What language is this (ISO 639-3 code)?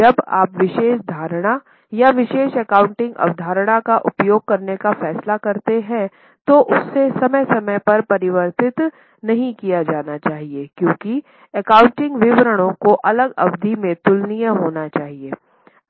hin